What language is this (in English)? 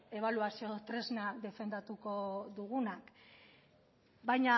Basque